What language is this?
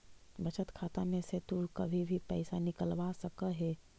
Magahi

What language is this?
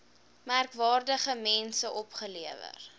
Afrikaans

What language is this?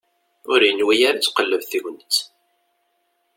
Kabyle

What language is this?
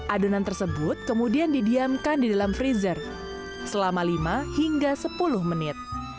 Indonesian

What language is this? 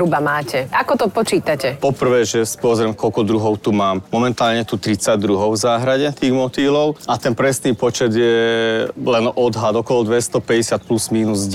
Slovak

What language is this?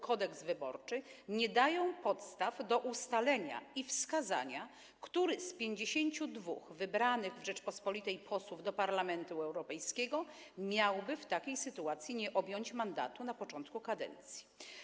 Polish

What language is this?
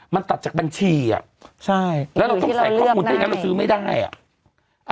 Thai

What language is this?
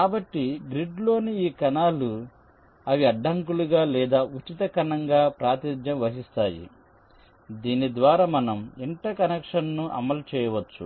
Telugu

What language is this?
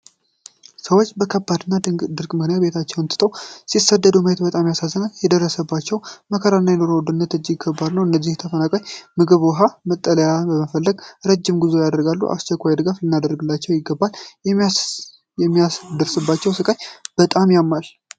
Amharic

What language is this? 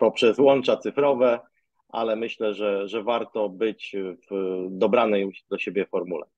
Polish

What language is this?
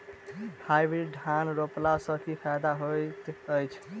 Maithili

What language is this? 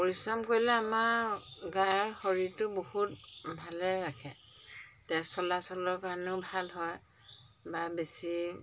Assamese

